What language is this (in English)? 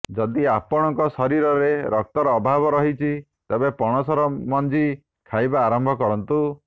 Odia